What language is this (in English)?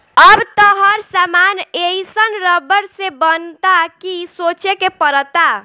Bhojpuri